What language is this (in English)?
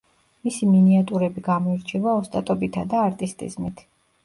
Georgian